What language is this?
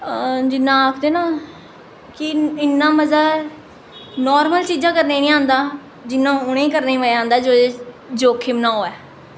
Dogri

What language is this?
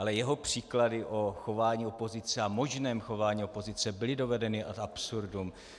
Czech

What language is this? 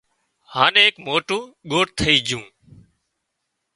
Wadiyara Koli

